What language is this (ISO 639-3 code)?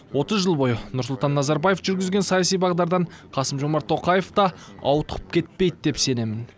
kaz